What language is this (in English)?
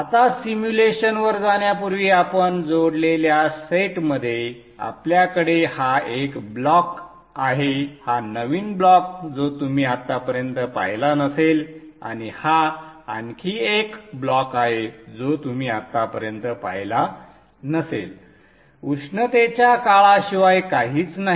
Marathi